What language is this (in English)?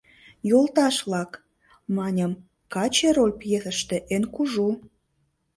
Mari